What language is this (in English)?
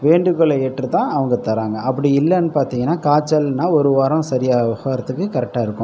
Tamil